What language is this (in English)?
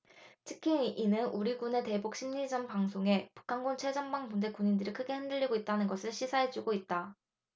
Korean